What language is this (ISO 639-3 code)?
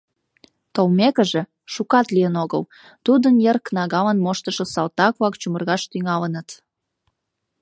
chm